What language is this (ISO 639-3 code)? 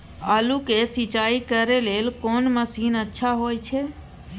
mai